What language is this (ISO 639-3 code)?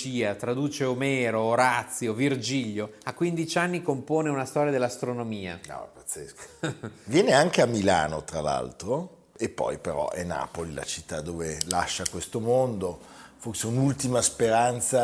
ita